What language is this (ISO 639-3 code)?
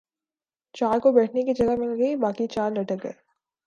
urd